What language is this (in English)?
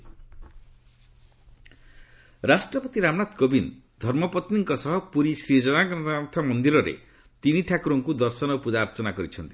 Odia